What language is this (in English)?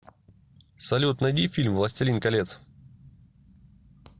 Russian